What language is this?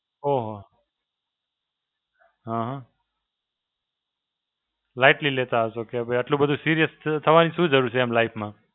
Gujarati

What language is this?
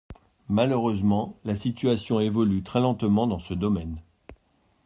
French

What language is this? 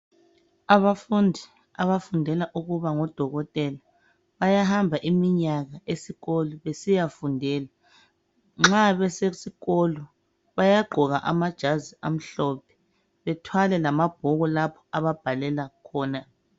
North Ndebele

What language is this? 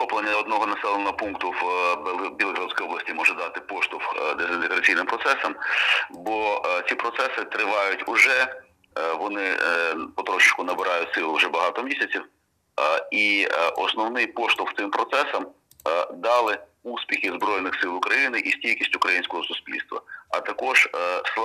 Ukrainian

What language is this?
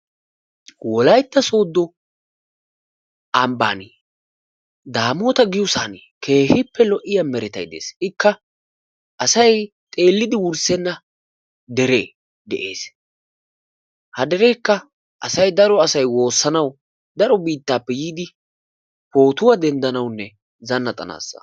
Wolaytta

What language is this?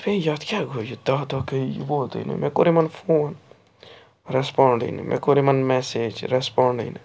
Kashmiri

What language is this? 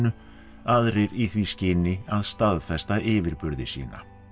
Icelandic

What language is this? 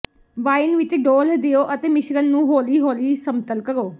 Punjabi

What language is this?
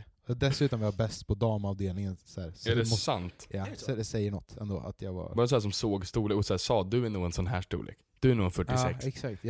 Swedish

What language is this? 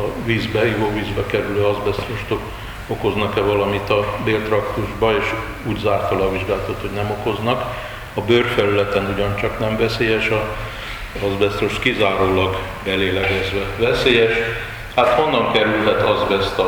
Hungarian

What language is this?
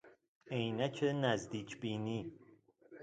Persian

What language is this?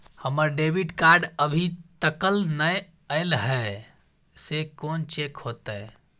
Maithili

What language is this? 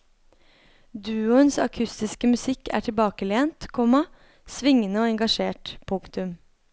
Norwegian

